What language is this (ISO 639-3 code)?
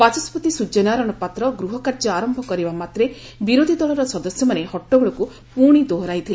ori